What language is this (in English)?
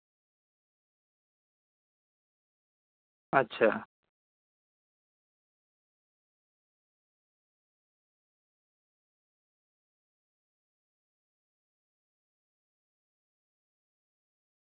Santali